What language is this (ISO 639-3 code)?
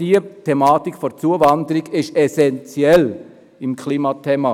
gsw